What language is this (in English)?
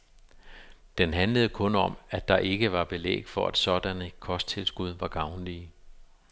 Danish